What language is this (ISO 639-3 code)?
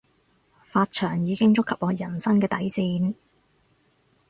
yue